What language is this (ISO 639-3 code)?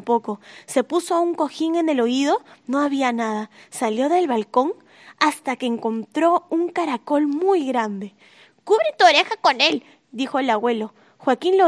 spa